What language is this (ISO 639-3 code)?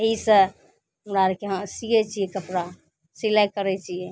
mai